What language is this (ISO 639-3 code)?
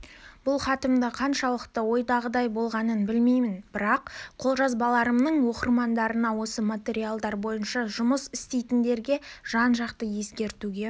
kaz